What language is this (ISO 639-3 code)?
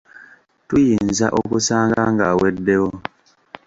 lug